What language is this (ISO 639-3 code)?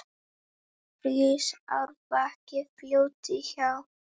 isl